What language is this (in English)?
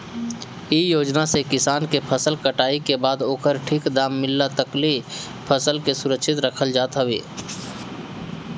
Bhojpuri